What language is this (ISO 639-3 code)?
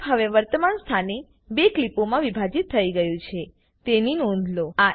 guj